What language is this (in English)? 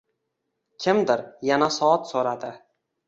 Uzbek